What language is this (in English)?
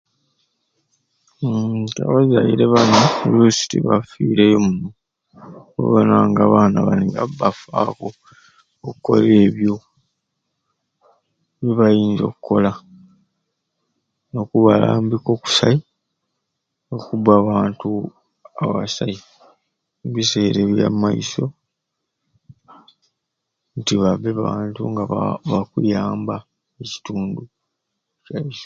Ruuli